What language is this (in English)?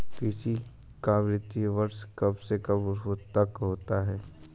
Hindi